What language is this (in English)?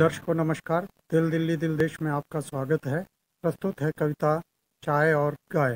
Hindi